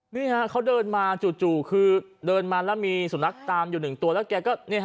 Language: Thai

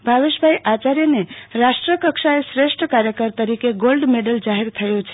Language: Gujarati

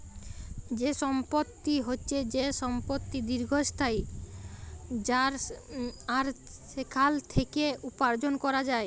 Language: Bangla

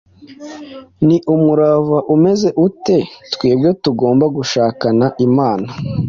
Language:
Kinyarwanda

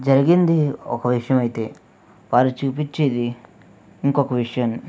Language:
Telugu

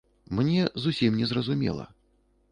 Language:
Belarusian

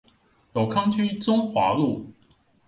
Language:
Chinese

